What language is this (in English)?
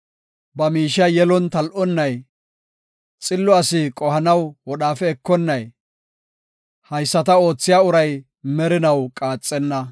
Gofa